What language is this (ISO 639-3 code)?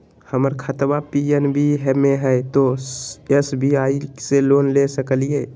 mag